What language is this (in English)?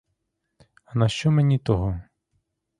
Ukrainian